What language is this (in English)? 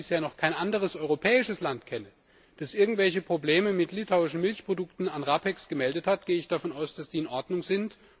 German